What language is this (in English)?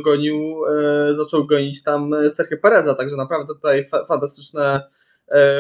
Polish